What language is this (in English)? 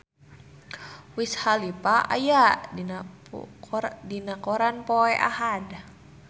Sundanese